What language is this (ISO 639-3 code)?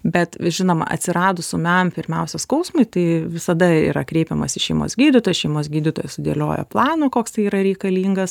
lit